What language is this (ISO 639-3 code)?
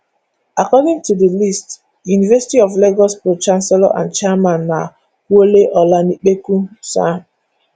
pcm